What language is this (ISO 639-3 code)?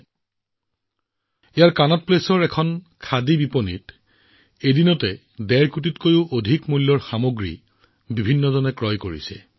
asm